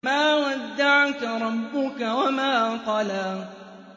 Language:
Arabic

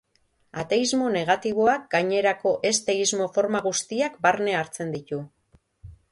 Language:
Basque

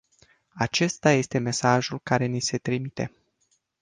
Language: Romanian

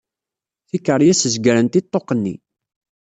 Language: Kabyle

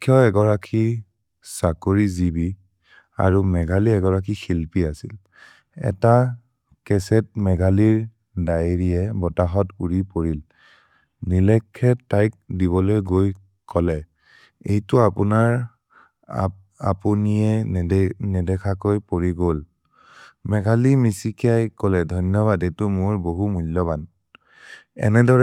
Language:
Maria (India)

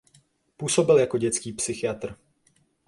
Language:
Czech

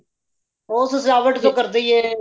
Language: Punjabi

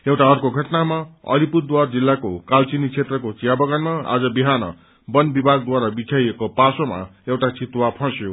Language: Nepali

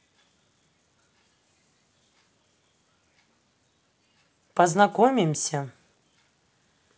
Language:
Russian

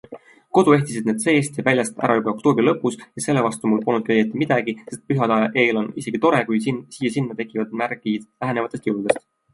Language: Estonian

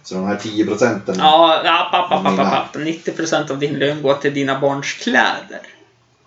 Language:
Swedish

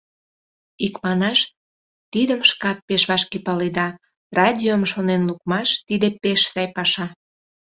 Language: Mari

